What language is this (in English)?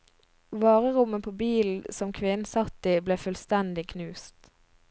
Norwegian